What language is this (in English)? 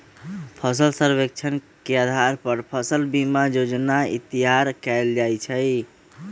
Magahi